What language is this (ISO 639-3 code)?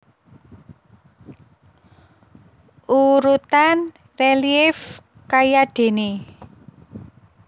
jav